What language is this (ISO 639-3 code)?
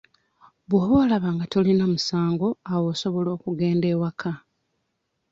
lug